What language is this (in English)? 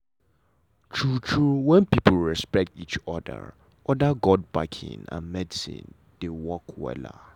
Nigerian Pidgin